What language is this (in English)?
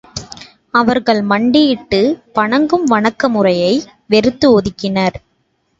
Tamil